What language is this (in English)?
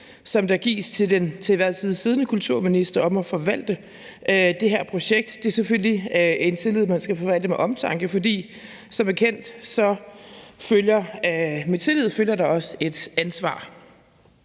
Danish